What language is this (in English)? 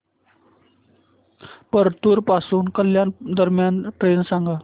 Marathi